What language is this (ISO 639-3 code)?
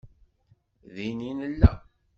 kab